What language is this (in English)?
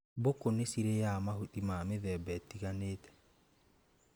Kikuyu